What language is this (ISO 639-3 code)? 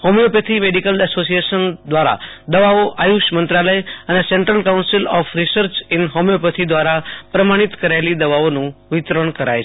guj